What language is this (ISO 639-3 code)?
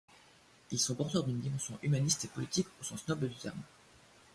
fra